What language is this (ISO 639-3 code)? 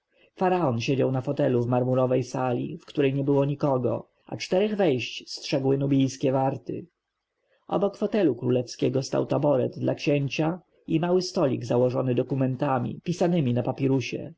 pol